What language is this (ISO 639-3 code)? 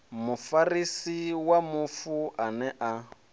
ven